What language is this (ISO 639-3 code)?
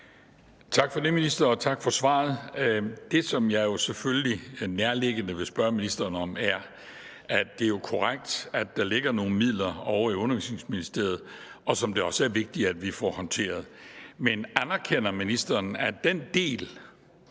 dan